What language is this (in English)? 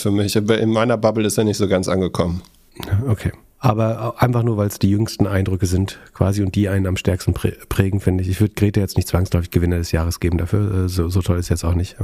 German